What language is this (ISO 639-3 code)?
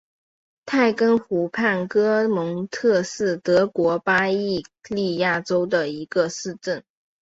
zho